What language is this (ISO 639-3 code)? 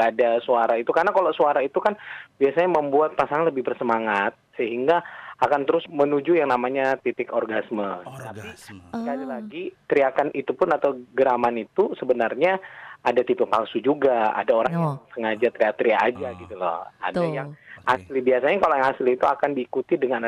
ind